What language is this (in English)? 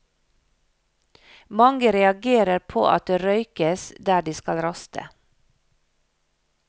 Norwegian